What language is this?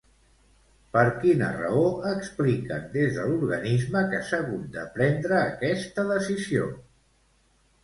Catalan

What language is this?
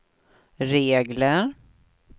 Swedish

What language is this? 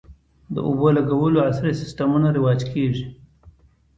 Pashto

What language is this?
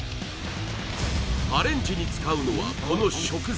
Japanese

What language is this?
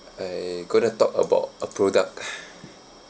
English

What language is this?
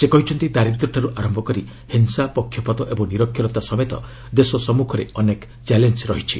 Odia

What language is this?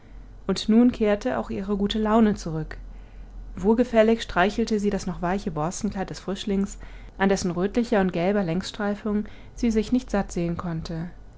German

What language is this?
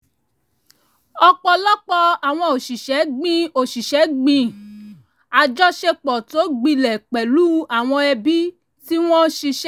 Yoruba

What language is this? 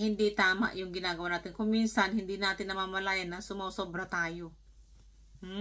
Filipino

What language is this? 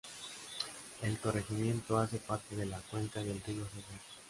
Spanish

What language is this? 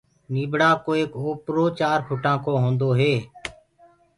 Gurgula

